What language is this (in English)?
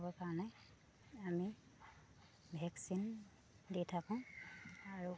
Assamese